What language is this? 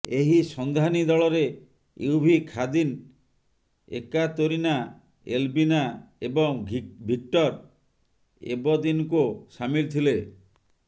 Odia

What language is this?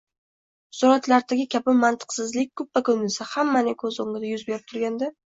Uzbek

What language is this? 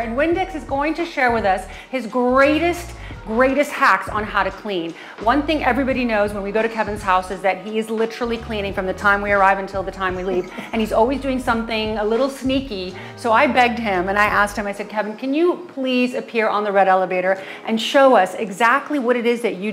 English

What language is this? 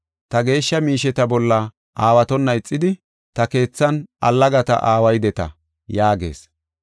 Gofa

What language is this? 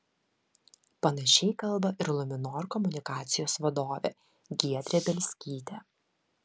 Lithuanian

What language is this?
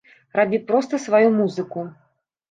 Belarusian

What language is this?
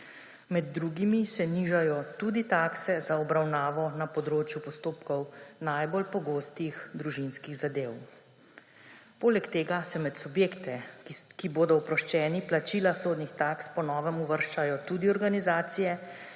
Slovenian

